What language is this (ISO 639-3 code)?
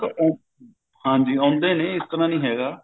pan